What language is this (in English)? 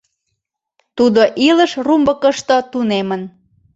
Mari